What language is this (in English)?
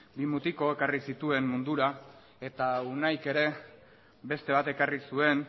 Basque